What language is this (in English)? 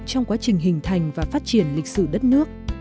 Vietnamese